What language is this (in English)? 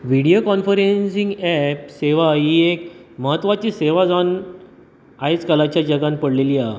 Konkani